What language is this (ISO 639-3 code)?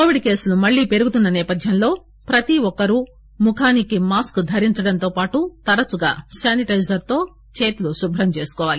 tel